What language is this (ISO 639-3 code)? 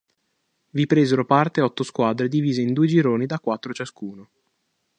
ita